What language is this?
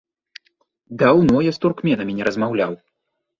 Belarusian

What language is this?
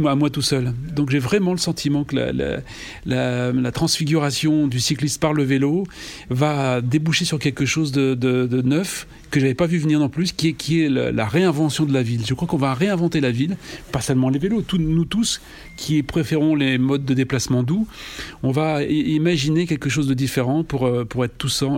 French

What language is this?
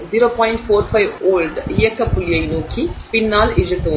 Tamil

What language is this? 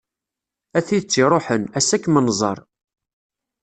Kabyle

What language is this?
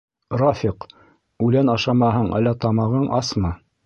Bashkir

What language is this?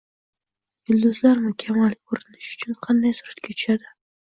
Uzbek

